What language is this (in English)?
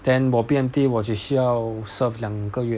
English